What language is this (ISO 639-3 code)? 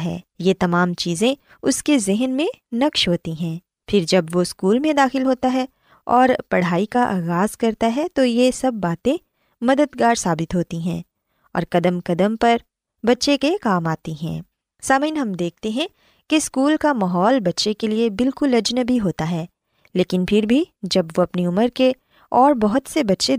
urd